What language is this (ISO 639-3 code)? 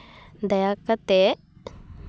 sat